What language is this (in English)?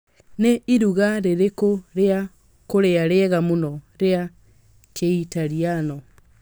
Kikuyu